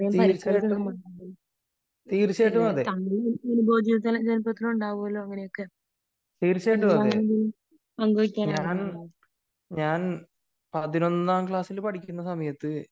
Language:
Malayalam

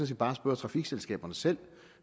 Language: Danish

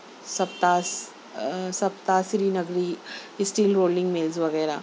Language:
Urdu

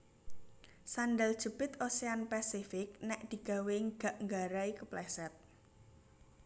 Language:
Javanese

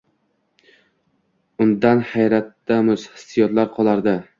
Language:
Uzbek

